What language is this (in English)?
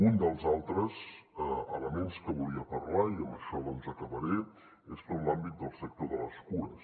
Catalan